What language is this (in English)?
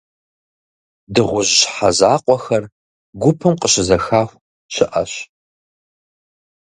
Kabardian